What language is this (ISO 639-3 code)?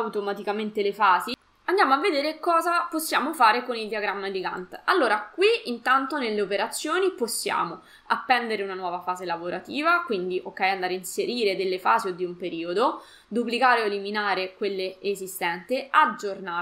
ita